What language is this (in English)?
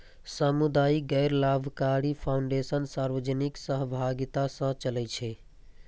Maithili